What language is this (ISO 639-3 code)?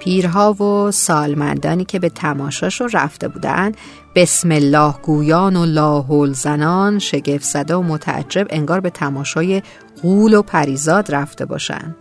fas